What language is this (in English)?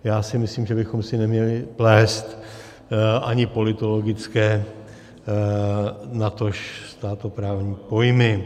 Czech